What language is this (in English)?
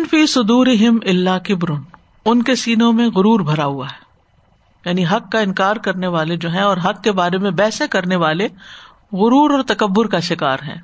Urdu